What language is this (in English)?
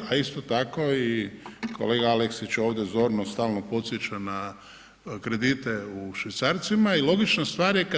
Croatian